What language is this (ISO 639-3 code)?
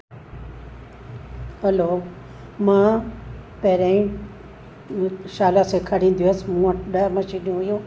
snd